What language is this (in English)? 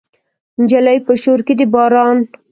Pashto